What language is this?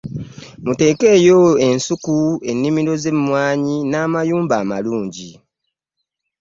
Ganda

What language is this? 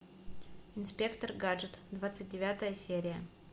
Russian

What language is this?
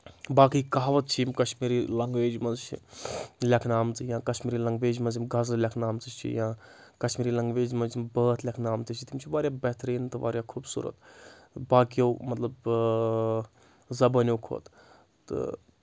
Kashmiri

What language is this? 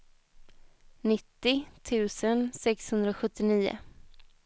Swedish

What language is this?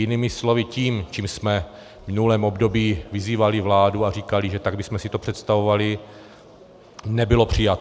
Czech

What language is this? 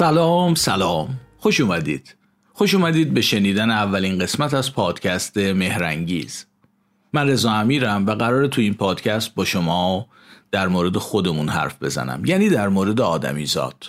Persian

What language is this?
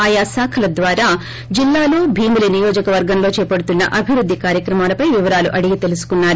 Telugu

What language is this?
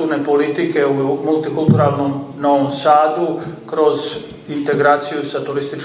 Croatian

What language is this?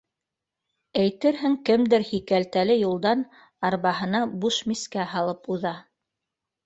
Bashkir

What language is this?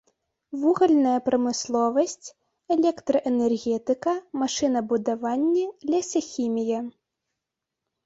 Belarusian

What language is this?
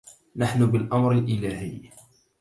Arabic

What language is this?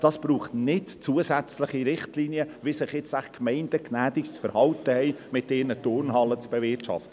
Swiss German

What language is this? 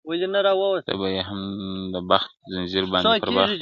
Pashto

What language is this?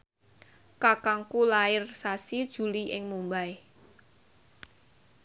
Javanese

